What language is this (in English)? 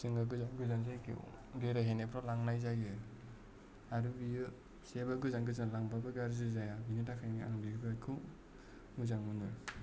Bodo